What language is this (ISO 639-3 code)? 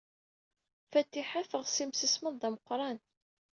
kab